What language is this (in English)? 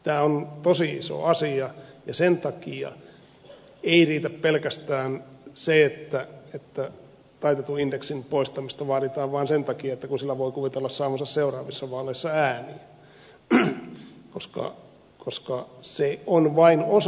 Finnish